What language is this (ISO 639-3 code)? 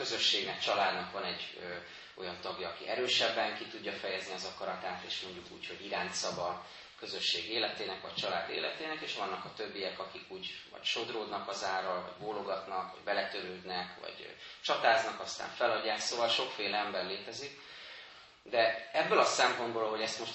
hun